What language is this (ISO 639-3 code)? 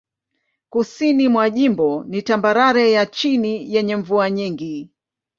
swa